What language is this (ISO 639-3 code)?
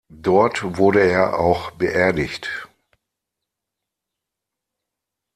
deu